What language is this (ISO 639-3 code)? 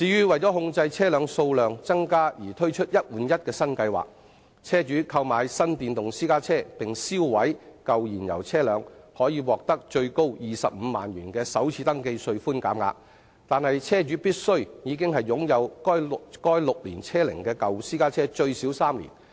yue